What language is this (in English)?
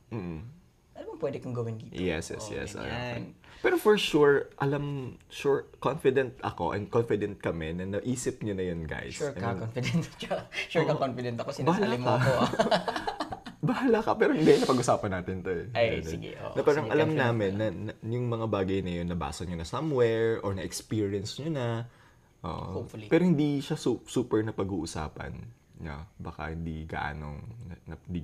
Filipino